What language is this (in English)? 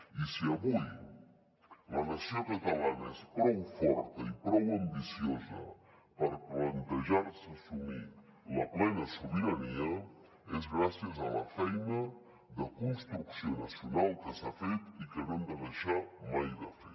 Catalan